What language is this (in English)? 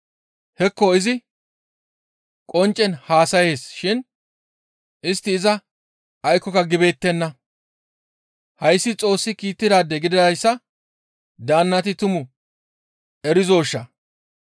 Gamo